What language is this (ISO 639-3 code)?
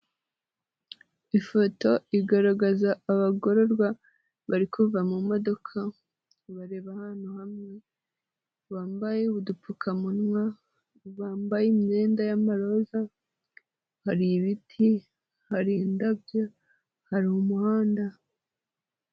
kin